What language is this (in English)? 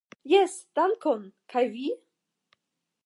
Esperanto